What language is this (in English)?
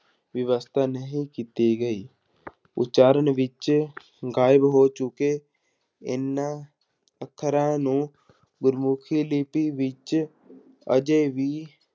Punjabi